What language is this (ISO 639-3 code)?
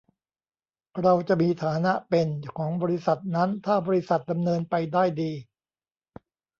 tha